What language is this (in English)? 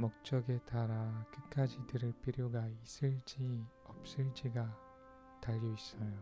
Korean